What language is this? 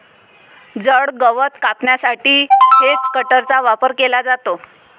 Marathi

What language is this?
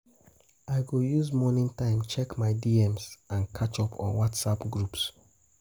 Nigerian Pidgin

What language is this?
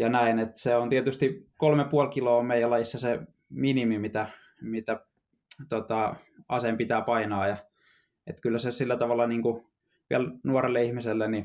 Finnish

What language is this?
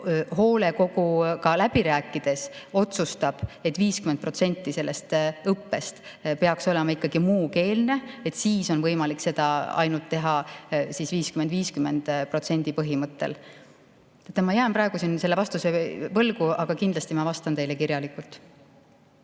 Estonian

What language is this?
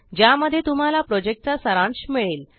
Marathi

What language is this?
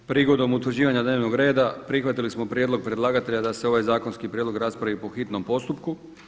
Croatian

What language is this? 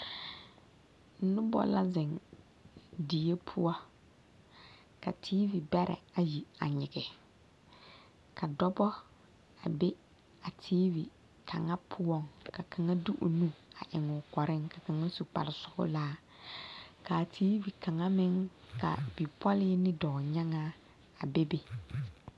Southern Dagaare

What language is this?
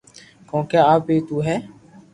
Loarki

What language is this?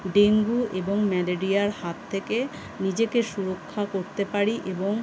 Bangla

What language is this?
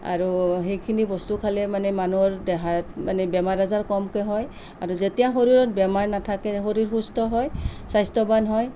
Assamese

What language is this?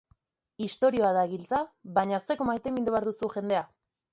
Basque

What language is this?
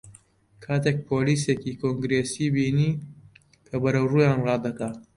Central Kurdish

